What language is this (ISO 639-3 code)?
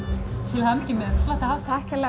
isl